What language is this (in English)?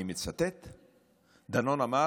Hebrew